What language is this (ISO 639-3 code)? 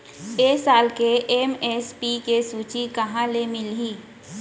hne